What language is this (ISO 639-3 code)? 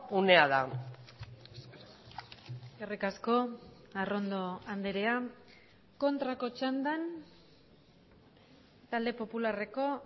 eus